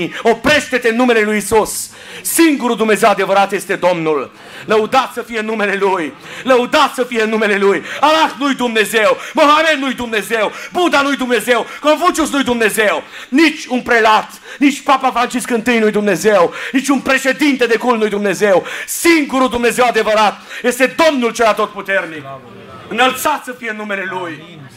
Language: Romanian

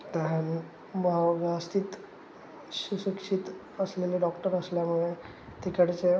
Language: Marathi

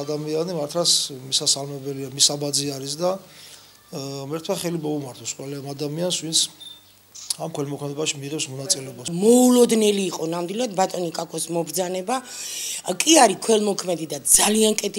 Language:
Romanian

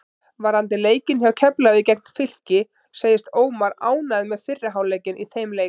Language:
Icelandic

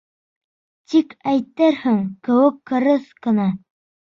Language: Bashkir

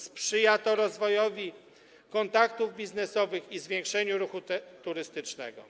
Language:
Polish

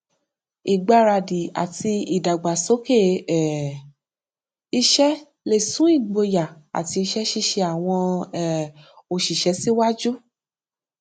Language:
Yoruba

